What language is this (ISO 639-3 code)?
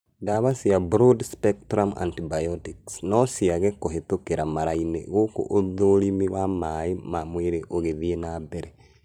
kik